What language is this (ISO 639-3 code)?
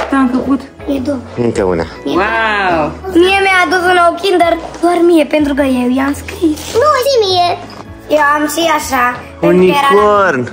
ron